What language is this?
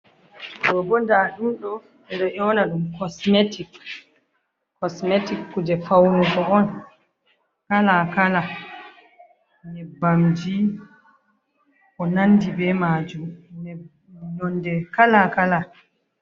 Fula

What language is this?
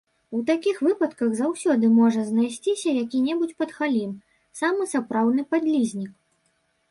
Belarusian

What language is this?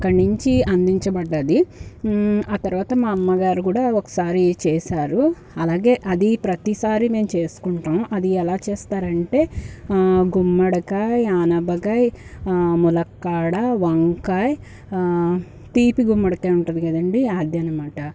Telugu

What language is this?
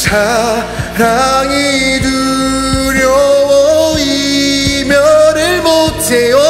Korean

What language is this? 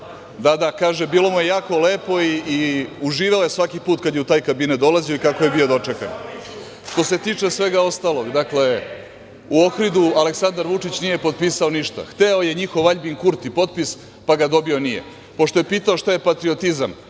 Serbian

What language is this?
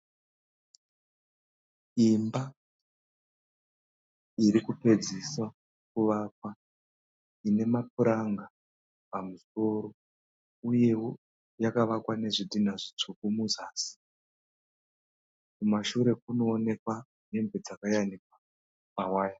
Shona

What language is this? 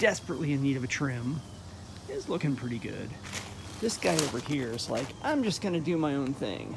English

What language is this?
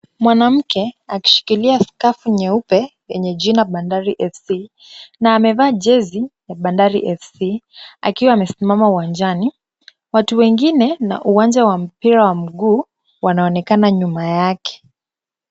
Swahili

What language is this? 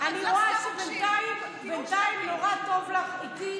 Hebrew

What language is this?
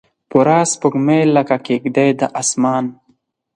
Pashto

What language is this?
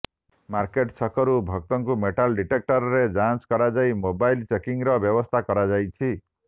Odia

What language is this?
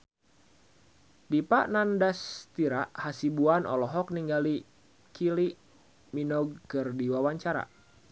Sundanese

